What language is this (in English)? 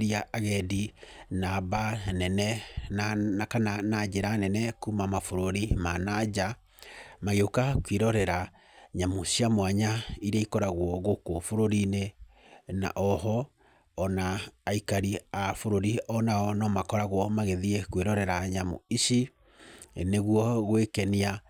Kikuyu